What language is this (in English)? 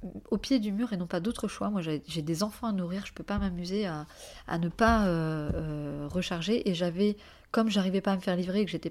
French